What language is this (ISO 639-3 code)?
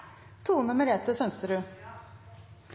nno